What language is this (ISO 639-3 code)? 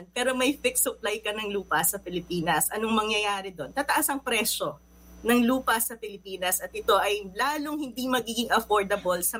fil